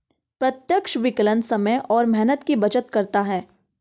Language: Hindi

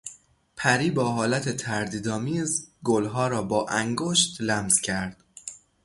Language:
Persian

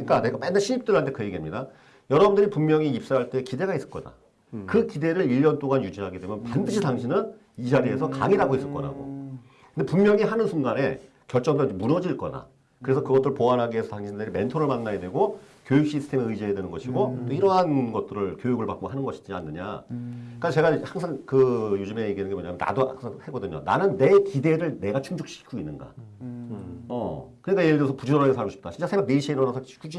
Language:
Korean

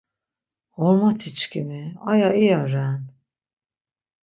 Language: Laz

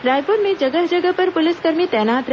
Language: Hindi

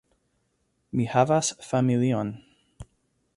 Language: Esperanto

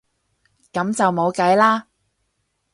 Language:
Cantonese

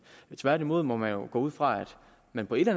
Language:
Danish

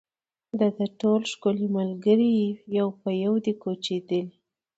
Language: Pashto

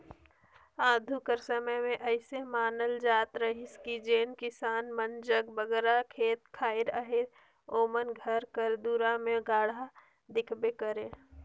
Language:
Chhattisgarhi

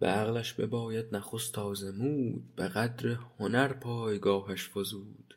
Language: Persian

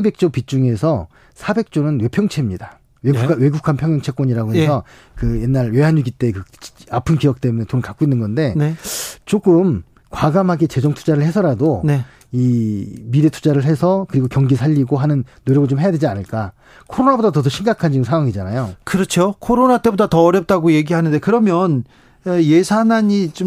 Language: Korean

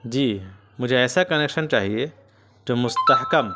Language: Urdu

